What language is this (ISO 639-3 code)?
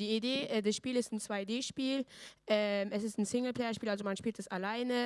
deu